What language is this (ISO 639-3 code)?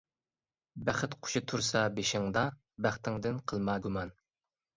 uig